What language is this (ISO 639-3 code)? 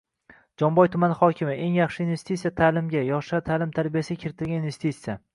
uzb